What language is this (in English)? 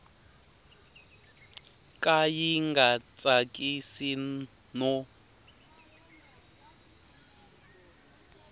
Tsonga